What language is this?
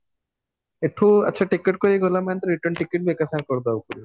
Odia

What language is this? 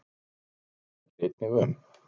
Icelandic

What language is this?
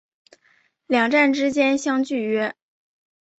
Chinese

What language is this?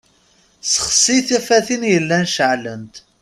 Kabyle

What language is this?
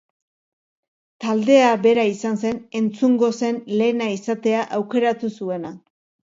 Basque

